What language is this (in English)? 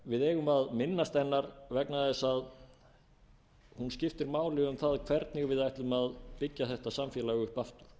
Icelandic